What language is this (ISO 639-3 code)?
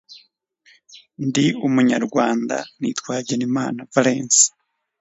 kin